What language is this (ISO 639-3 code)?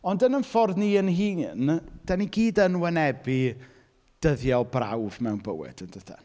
cym